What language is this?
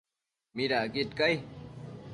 Matsés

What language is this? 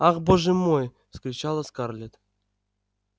Russian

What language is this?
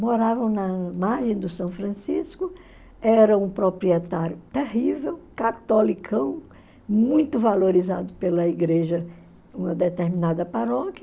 Portuguese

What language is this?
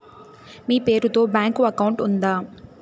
Telugu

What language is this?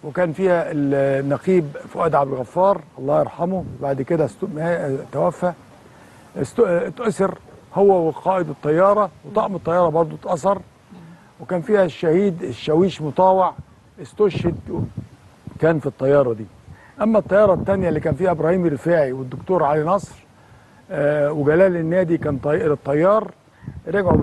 Arabic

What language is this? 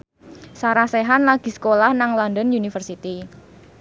Javanese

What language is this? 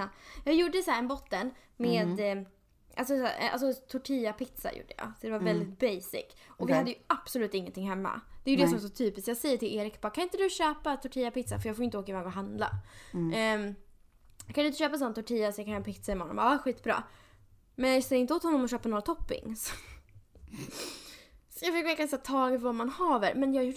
Swedish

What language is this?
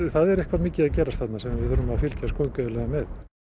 Icelandic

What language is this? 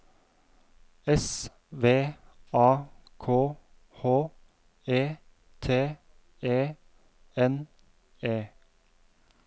Norwegian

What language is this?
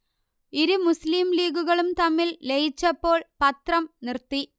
Malayalam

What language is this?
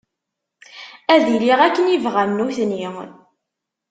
Kabyle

